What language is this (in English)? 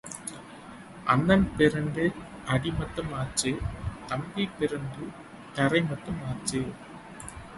Tamil